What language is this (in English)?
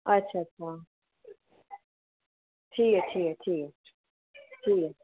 Dogri